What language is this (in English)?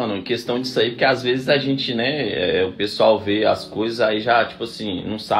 Portuguese